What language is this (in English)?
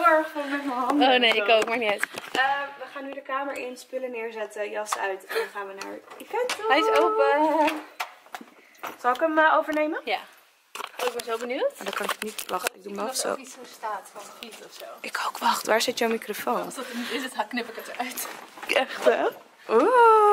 Dutch